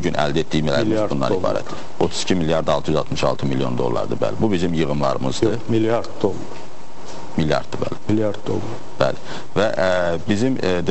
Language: Turkish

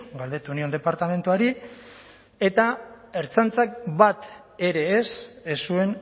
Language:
Basque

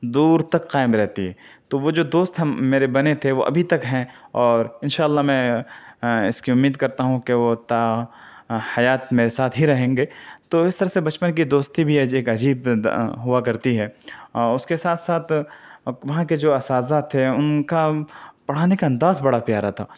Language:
Urdu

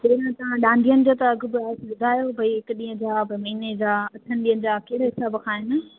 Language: Sindhi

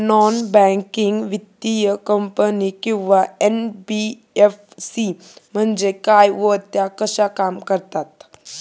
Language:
Marathi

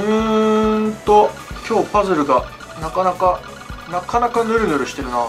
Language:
Japanese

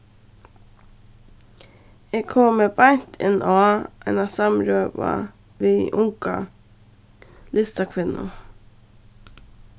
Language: Faroese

